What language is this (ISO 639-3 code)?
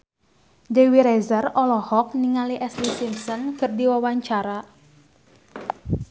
sun